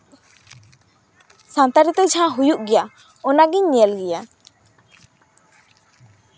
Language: Santali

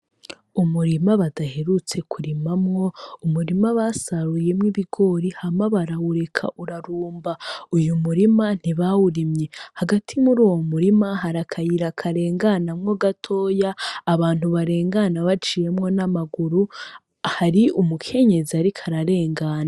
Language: Rundi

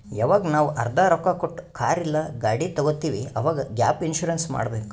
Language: Kannada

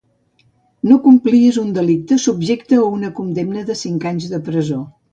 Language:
Catalan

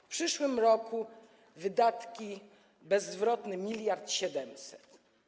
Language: Polish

